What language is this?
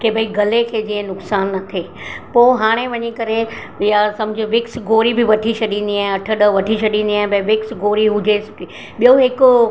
Sindhi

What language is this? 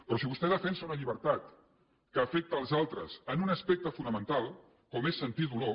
Catalan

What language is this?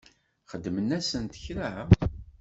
Kabyle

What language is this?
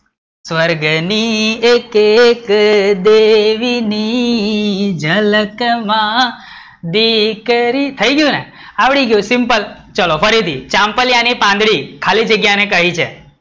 Gujarati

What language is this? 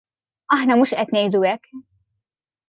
Maltese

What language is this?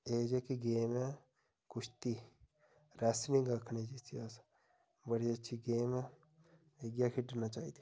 Dogri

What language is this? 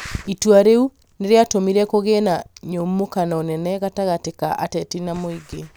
Kikuyu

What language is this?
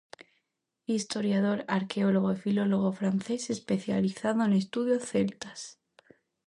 Galician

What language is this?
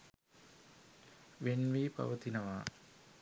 Sinhala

